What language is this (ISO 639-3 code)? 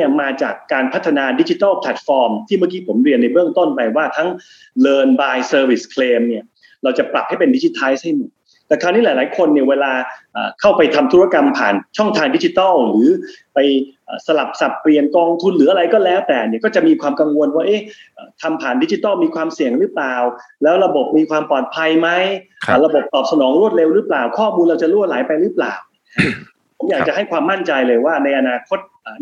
tha